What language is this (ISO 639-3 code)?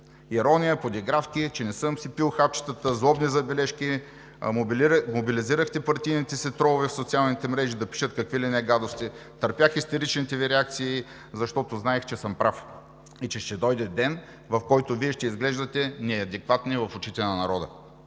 bul